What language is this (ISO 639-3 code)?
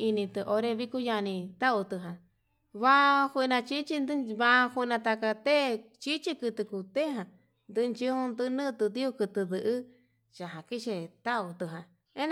mab